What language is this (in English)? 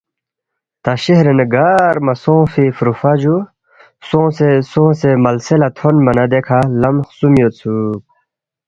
Balti